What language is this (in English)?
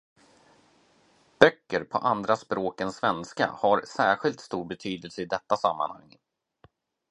Swedish